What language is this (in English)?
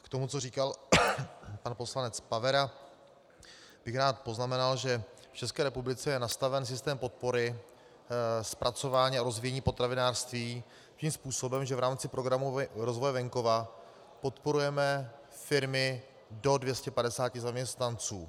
Czech